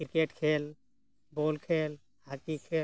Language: Santali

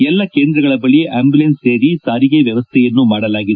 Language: Kannada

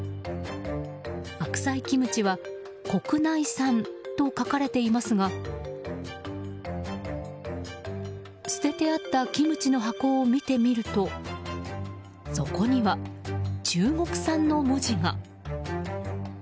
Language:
Japanese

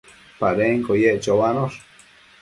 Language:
Matsés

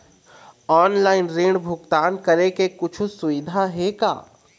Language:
Chhattisgarhi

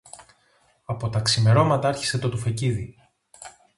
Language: Greek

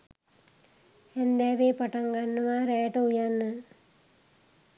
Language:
Sinhala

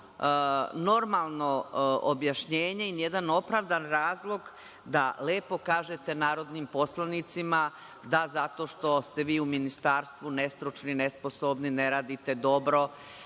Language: Serbian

